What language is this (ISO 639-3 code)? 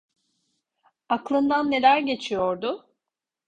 tur